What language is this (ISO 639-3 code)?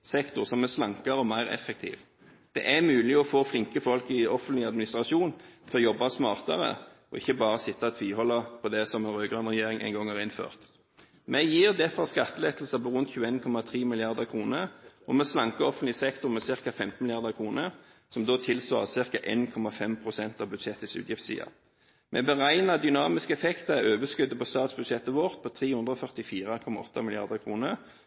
nob